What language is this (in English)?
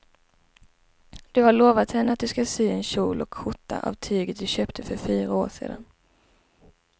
Swedish